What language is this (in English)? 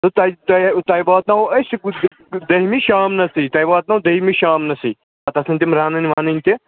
Kashmiri